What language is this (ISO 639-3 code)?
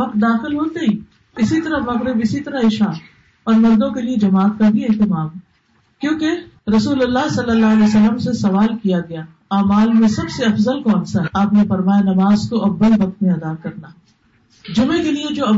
urd